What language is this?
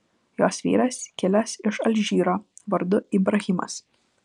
Lithuanian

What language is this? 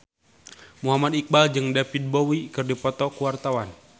Sundanese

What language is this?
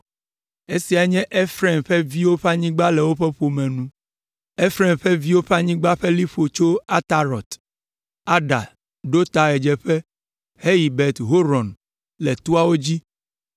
Ewe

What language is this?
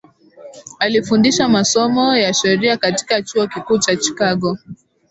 Swahili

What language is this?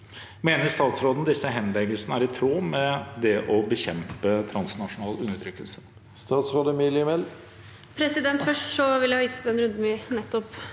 Norwegian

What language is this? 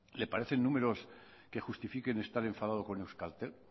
Spanish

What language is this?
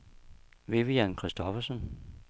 Danish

